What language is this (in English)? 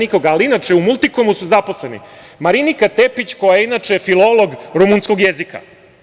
Serbian